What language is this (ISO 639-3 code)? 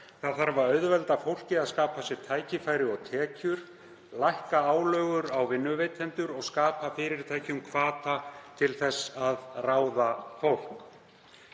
isl